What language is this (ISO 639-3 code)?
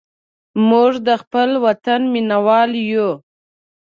pus